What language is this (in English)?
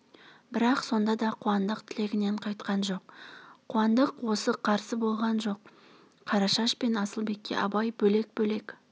Kazakh